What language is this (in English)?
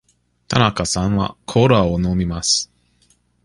Japanese